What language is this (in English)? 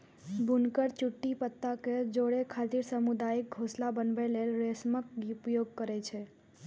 Maithili